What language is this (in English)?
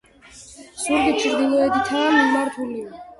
Georgian